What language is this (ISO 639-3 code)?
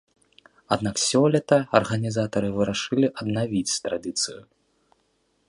bel